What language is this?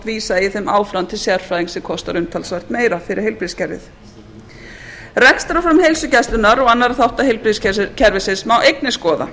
Icelandic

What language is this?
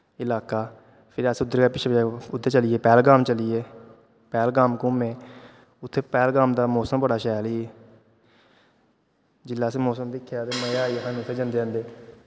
Dogri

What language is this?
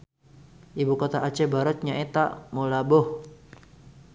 Sundanese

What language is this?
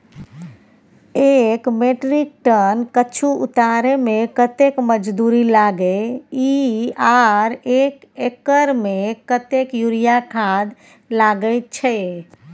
Maithili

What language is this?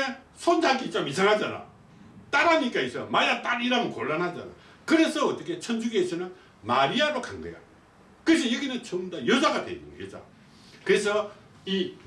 Korean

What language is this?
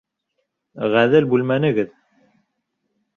Bashkir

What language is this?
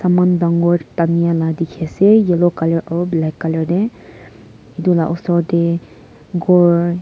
Naga Pidgin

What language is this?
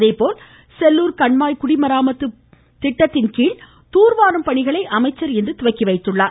Tamil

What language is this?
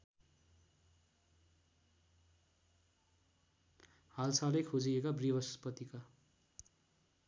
Nepali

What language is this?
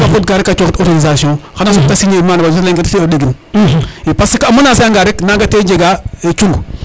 Serer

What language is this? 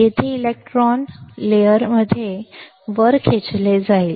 Marathi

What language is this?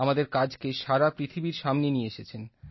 Bangla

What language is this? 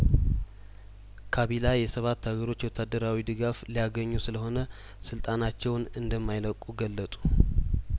Amharic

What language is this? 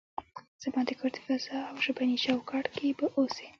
Pashto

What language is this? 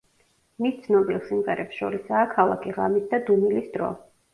Georgian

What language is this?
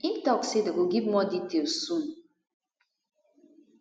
Nigerian Pidgin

